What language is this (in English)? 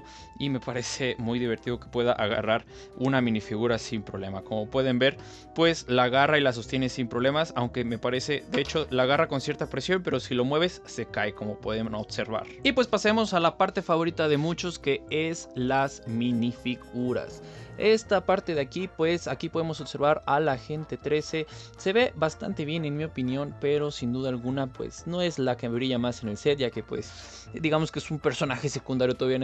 Spanish